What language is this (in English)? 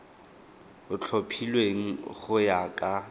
Tswana